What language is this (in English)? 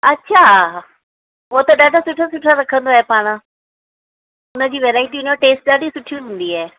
Sindhi